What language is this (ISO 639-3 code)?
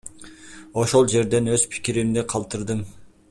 kir